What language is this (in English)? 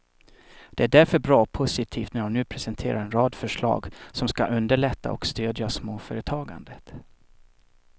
Swedish